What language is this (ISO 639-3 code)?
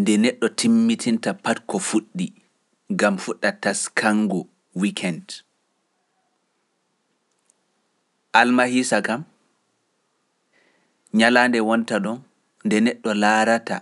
fuf